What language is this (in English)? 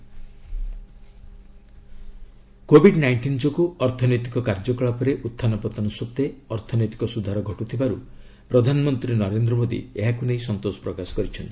Odia